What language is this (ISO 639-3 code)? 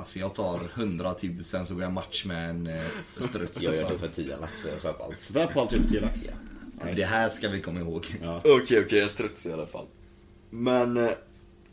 swe